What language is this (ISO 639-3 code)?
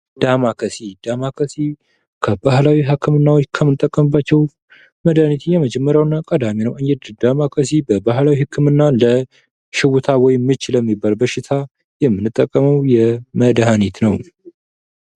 amh